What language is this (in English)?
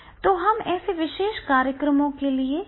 Hindi